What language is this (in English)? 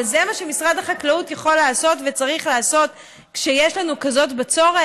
Hebrew